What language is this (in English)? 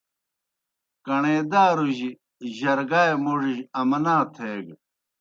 Kohistani Shina